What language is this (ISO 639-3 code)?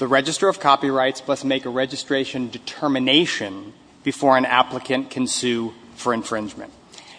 eng